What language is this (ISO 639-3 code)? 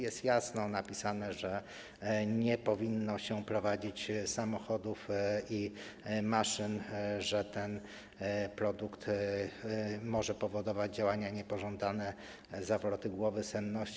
pol